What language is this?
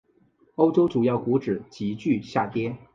Chinese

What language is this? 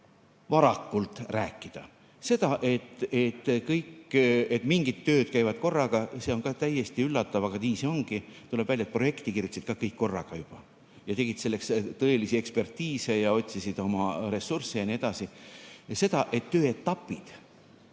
Estonian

